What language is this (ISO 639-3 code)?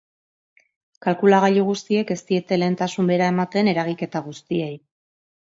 eus